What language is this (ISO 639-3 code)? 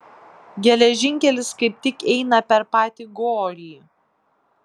lit